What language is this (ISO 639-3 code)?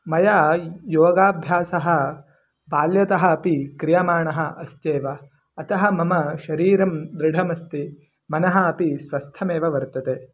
san